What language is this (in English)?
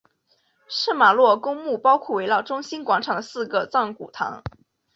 Chinese